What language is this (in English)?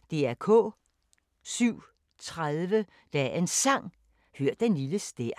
Danish